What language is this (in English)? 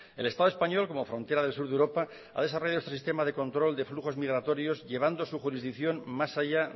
Spanish